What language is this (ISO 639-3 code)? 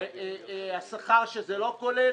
heb